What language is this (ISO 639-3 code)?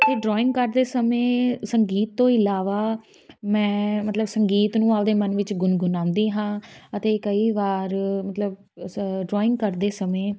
pan